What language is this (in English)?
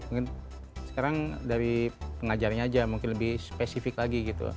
Indonesian